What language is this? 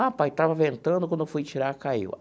Portuguese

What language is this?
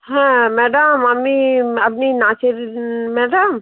Bangla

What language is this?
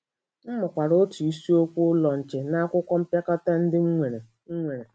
Igbo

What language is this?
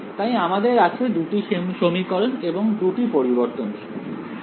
Bangla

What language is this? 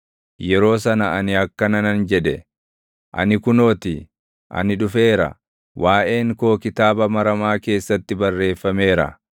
Oromo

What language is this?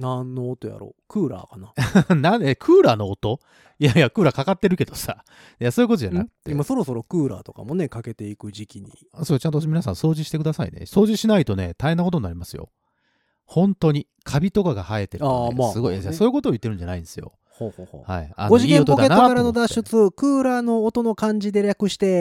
Japanese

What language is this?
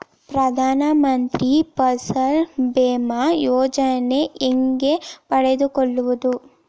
Kannada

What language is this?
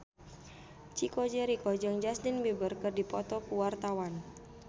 Sundanese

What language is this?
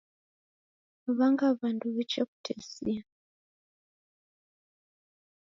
Taita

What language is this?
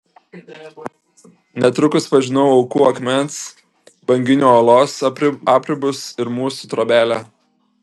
Lithuanian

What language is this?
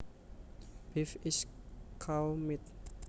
Javanese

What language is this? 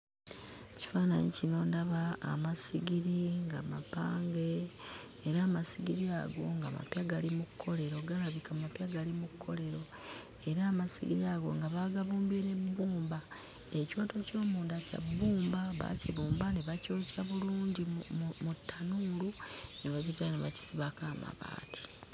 Ganda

